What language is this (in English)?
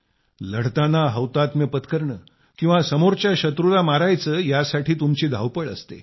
Marathi